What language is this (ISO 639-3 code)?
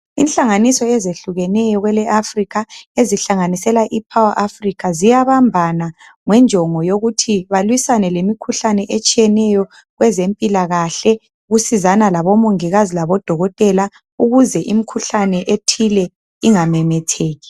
nde